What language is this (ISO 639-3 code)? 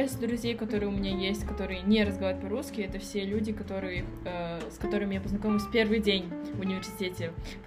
rus